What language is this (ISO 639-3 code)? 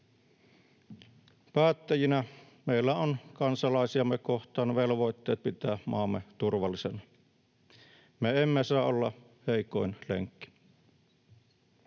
fin